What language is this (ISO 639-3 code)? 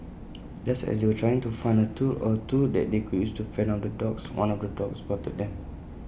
eng